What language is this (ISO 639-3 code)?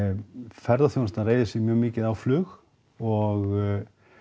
isl